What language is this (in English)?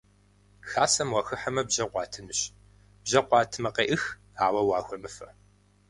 Kabardian